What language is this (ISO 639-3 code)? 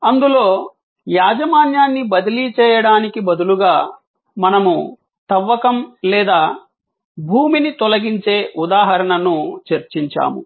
tel